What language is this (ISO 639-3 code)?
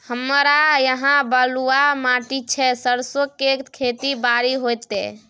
mai